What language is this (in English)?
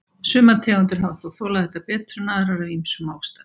Icelandic